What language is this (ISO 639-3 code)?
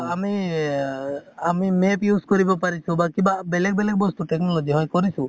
asm